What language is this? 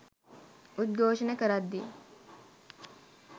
Sinhala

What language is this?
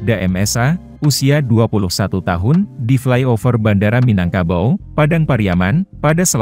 Indonesian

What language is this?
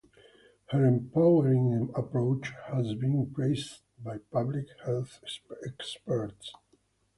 English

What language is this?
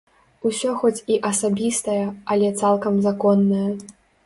Belarusian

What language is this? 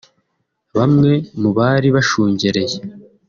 Kinyarwanda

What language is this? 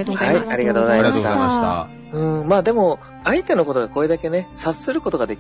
Japanese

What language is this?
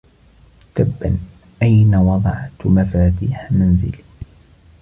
Arabic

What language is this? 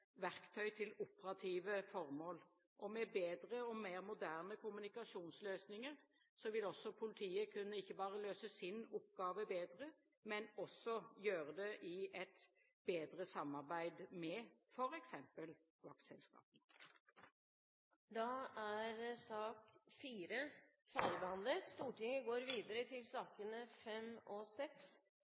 Norwegian Bokmål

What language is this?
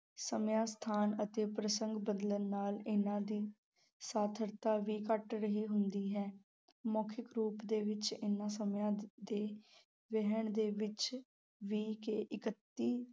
Punjabi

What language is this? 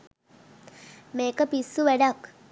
Sinhala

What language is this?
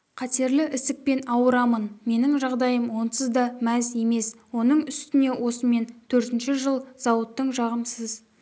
Kazakh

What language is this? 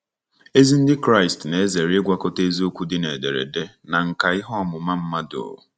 Igbo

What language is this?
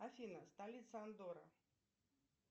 Russian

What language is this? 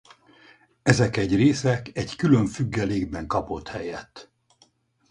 Hungarian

